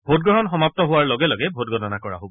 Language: Assamese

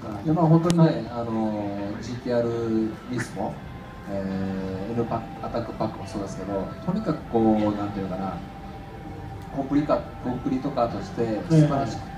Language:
Japanese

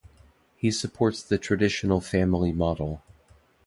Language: English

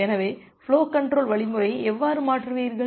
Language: Tamil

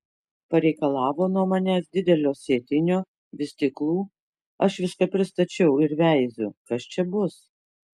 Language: Lithuanian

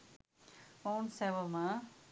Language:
Sinhala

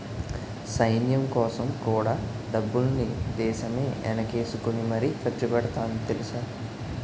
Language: Telugu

